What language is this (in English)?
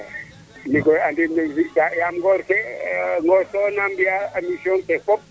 Serer